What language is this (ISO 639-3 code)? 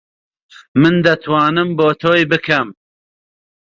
ckb